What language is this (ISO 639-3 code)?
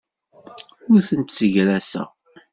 kab